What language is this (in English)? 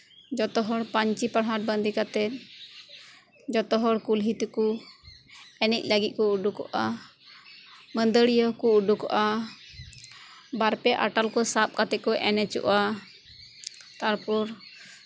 Santali